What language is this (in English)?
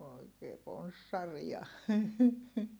Finnish